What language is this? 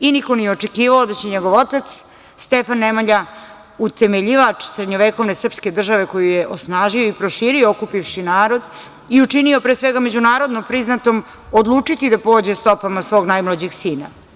Serbian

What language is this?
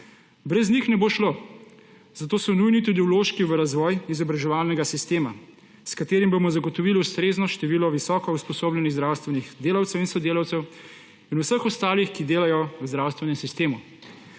Slovenian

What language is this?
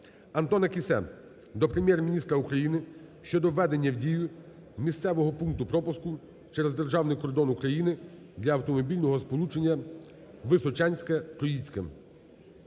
Ukrainian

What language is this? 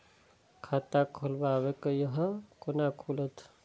Maithili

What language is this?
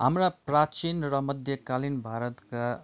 Nepali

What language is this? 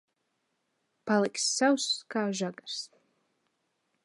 Latvian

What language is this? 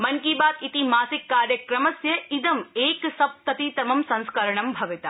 Sanskrit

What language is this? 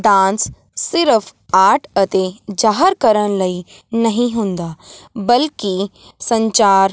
Punjabi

